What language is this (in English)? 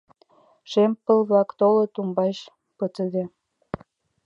Mari